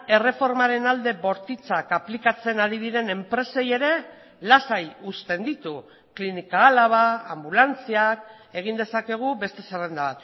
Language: Basque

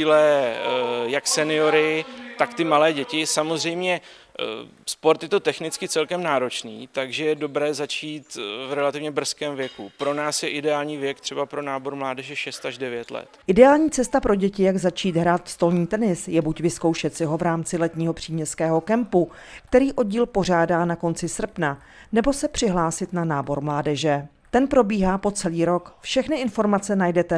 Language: Czech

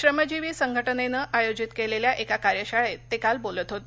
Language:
Marathi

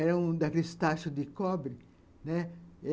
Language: Portuguese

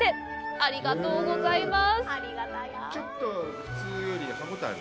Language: Japanese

